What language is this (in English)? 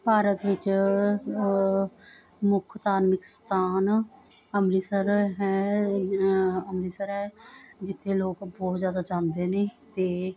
Punjabi